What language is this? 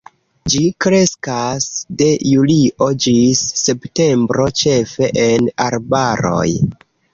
Esperanto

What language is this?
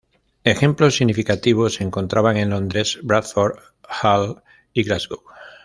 Spanish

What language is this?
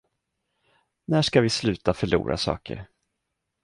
Swedish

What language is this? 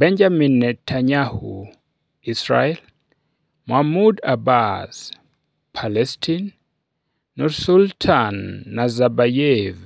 Luo (Kenya and Tanzania)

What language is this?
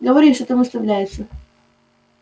Russian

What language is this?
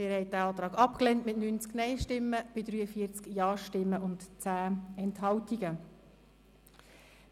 Swiss German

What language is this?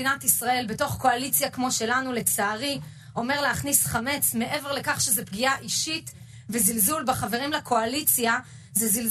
Hebrew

